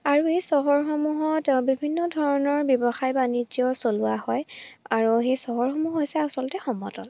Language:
Assamese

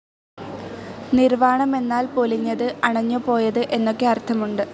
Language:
Malayalam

